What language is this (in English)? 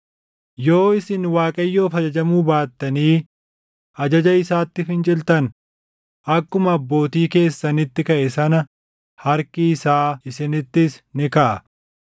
Oromo